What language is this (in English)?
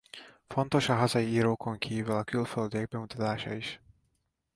Hungarian